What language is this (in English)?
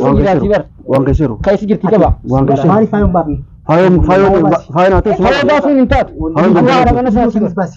Arabic